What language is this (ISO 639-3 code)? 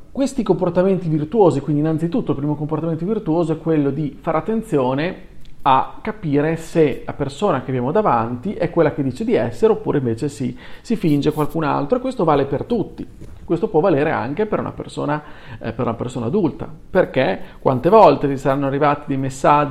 ita